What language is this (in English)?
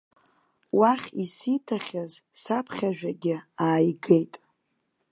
Abkhazian